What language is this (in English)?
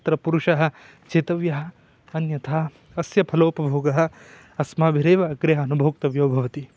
Sanskrit